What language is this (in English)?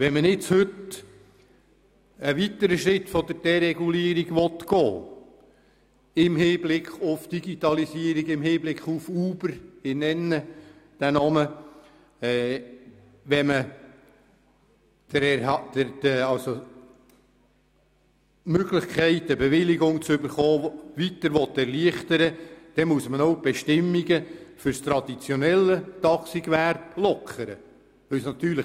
Swiss German